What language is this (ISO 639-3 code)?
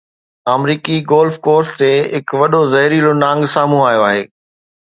snd